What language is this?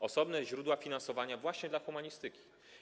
Polish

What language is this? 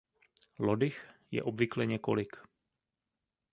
Czech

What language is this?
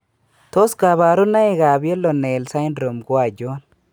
Kalenjin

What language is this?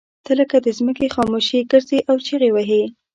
Pashto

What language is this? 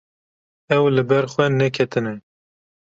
Kurdish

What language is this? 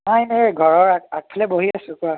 Assamese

